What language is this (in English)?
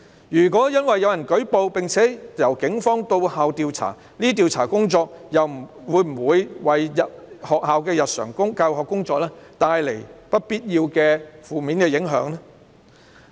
Cantonese